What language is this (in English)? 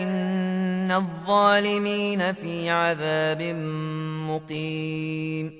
Arabic